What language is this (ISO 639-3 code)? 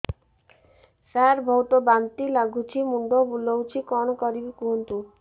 ori